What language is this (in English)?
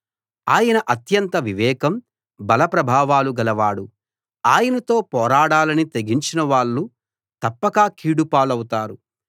Telugu